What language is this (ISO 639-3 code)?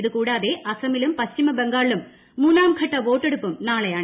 mal